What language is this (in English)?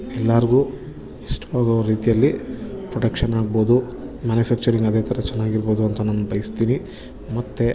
Kannada